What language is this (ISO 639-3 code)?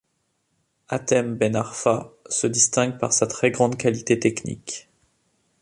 fra